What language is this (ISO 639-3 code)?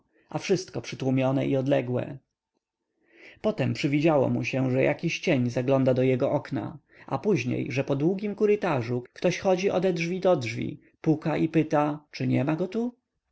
pol